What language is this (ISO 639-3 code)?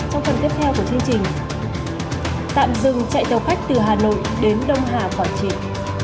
vie